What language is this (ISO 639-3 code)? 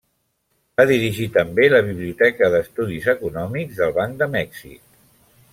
cat